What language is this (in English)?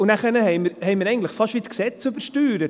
Swiss German